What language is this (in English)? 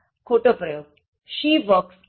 Gujarati